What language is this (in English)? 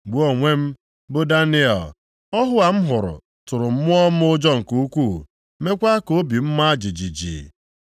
Igbo